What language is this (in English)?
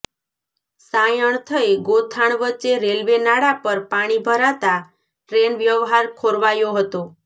Gujarati